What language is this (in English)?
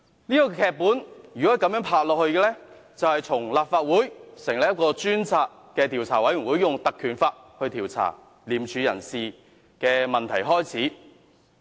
Cantonese